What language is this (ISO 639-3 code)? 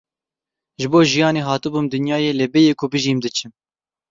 kur